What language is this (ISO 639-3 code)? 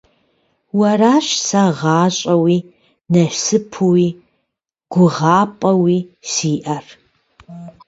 kbd